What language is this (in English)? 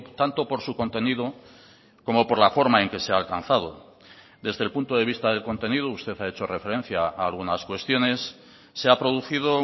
Spanish